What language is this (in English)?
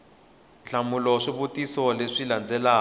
Tsonga